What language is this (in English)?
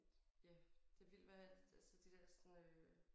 Danish